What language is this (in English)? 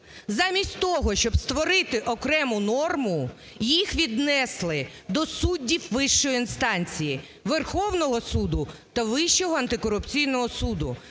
Ukrainian